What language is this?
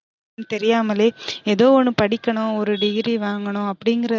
Tamil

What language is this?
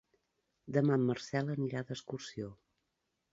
Catalan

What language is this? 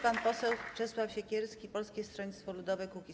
Polish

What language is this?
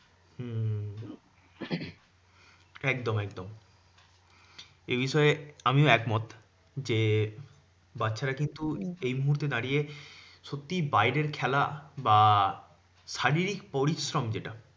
Bangla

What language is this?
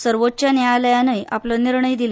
Konkani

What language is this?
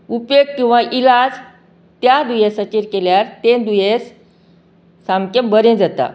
Konkani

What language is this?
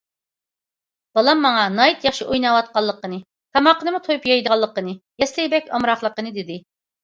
Uyghur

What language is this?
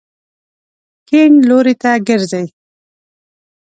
Pashto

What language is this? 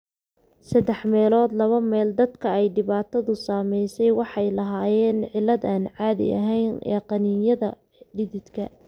Somali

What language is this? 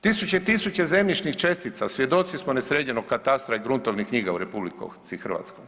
Croatian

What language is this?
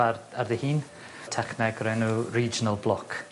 Welsh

